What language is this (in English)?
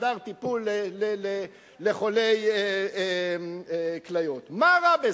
Hebrew